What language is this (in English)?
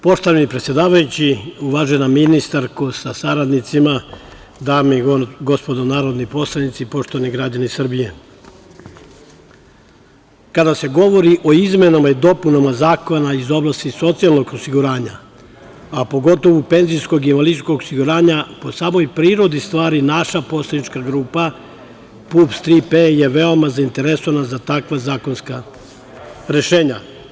Serbian